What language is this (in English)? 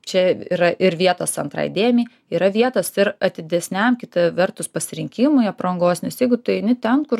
Lithuanian